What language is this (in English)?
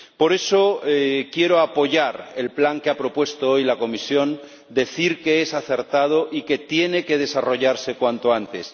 Spanish